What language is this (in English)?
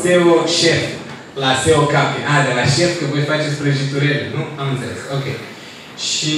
Romanian